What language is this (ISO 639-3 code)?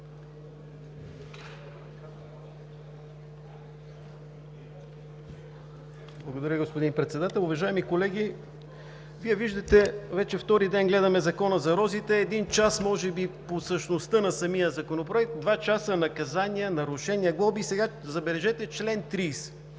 bul